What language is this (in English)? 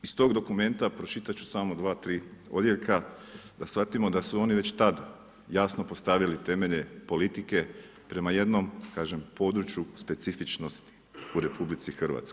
Croatian